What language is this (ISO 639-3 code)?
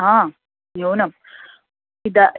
san